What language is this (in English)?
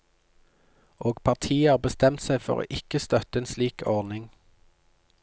Norwegian